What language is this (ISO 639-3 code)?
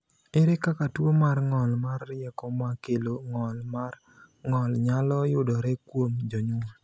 luo